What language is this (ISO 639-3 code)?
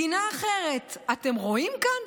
heb